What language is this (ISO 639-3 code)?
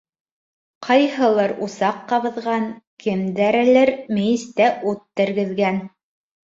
bak